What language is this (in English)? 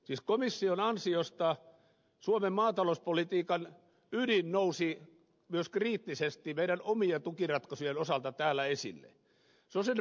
Finnish